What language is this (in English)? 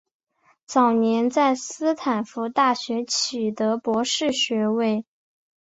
Chinese